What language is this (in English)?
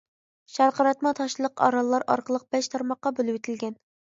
Uyghur